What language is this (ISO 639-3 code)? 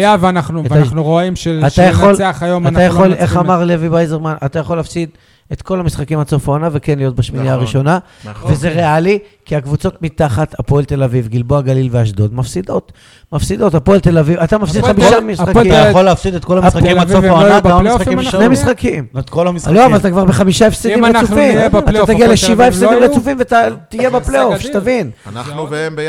heb